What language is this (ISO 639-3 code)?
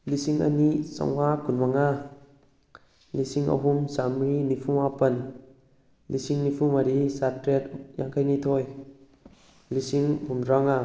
mni